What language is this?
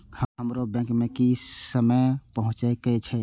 Maithili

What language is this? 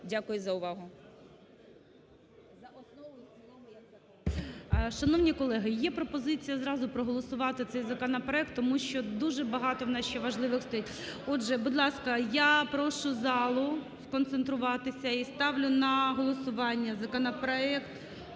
Ukrainian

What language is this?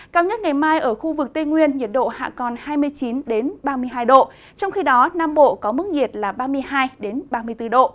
Vietnamese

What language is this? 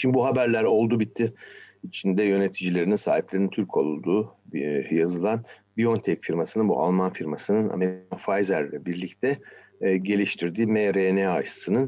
Turkish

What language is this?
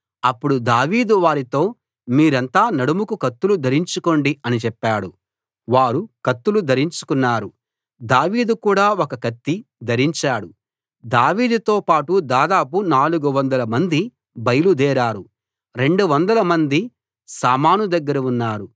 Telugu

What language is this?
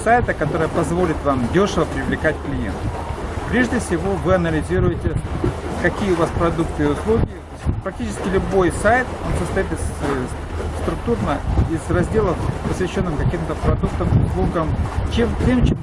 Russian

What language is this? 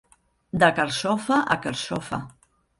Catalan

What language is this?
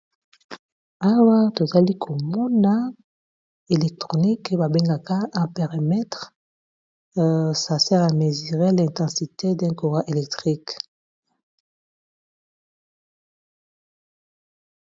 Lingala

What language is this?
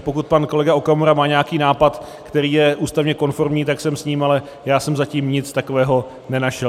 Czech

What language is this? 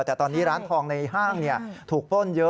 Thai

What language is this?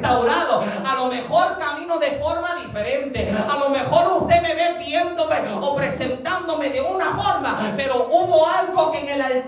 Spanish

